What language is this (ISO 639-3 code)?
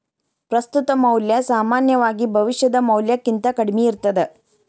kan